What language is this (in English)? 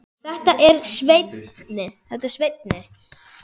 Icelandic